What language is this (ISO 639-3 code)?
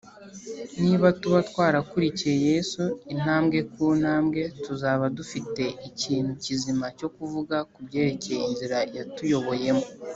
kin